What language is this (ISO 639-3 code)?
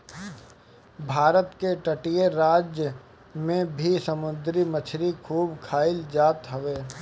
bho